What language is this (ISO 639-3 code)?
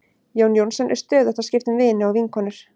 isl